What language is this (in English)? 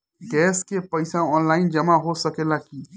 Bhojpuri